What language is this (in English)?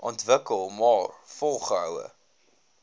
Afrikaans